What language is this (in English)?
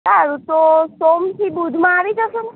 Gujarati